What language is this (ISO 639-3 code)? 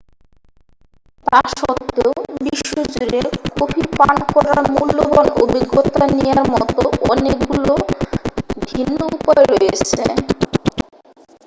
ben